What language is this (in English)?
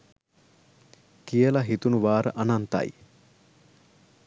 Sinhala